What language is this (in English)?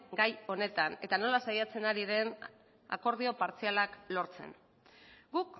Basque